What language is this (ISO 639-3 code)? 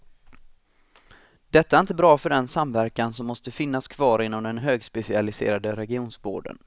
swe